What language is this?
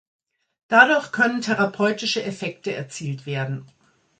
German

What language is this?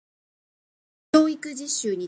Japanese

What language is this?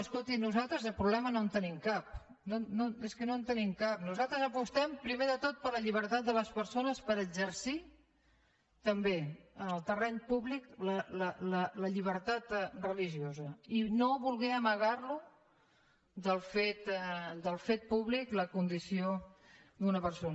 Catalan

